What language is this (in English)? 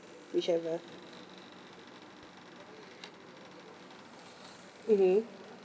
English